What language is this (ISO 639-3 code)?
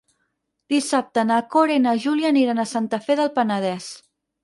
cat